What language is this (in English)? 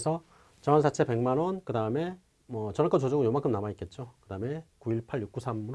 Korean